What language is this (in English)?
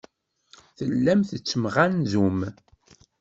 Kabyle